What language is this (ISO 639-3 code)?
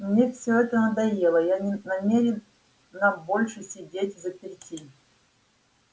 rus